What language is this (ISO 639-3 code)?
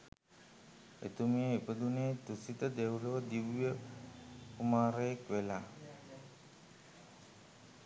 sin